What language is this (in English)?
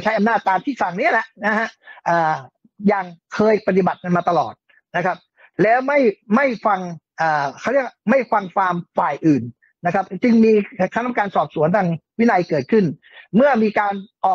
Thai